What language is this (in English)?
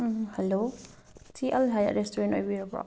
Manipuri